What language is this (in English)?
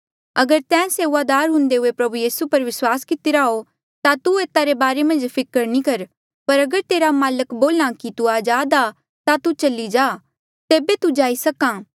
Mandeali